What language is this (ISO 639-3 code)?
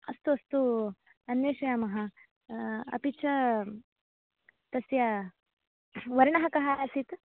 san